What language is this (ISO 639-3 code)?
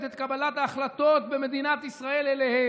heb